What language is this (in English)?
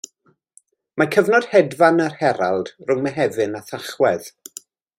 Welsh